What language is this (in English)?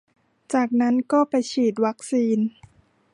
Thai